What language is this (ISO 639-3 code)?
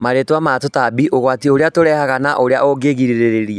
kik